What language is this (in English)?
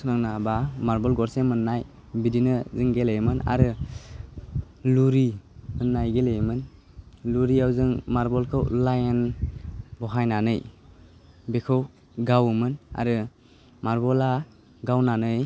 Bodo